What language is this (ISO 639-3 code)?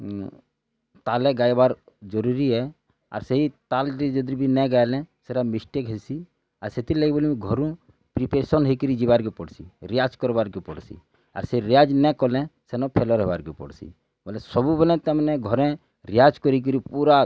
ori